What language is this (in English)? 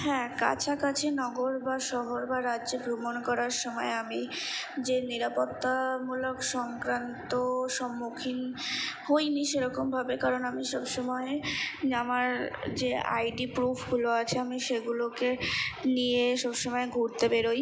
Bangla